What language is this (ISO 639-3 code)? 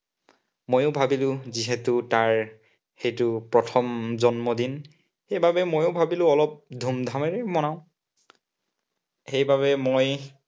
asm